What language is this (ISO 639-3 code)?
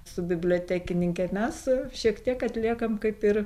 lit